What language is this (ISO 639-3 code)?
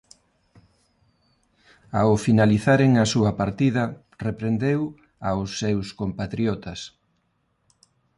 glg